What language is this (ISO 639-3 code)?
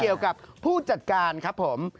tha